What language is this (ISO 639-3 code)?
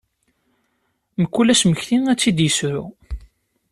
kab